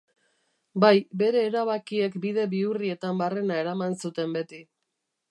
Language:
Basque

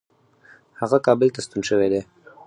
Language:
Pashto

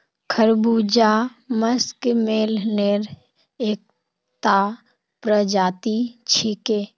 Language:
Magahi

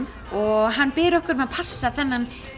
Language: Icelandic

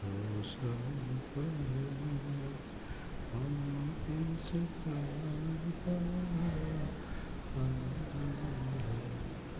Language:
Gujarati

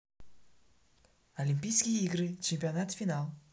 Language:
Russian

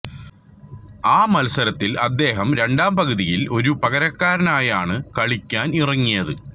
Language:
Malayalam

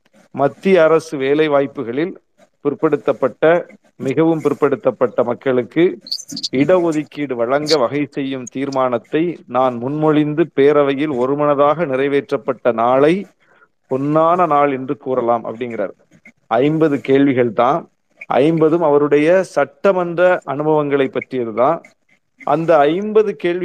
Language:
Tamil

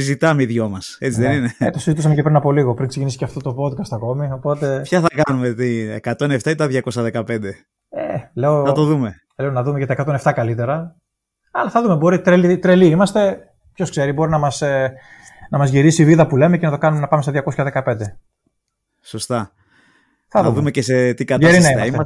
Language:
Greek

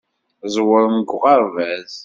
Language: Kabyle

